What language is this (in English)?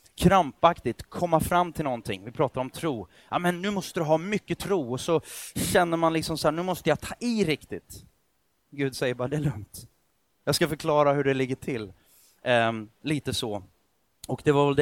Swedish